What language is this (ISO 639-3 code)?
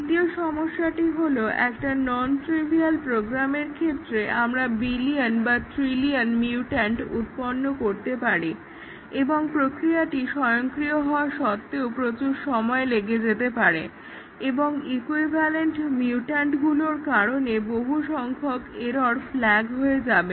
ben